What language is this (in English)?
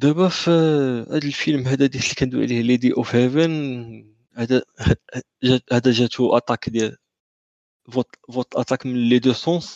Arabic